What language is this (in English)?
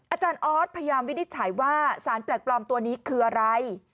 Thai